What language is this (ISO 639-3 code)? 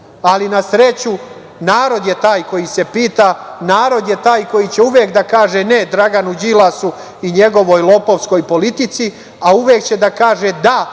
srp